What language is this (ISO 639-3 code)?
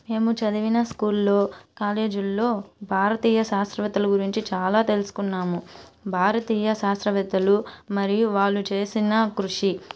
tel